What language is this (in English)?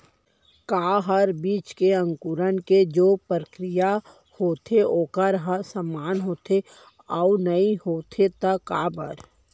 Chhattisgarhi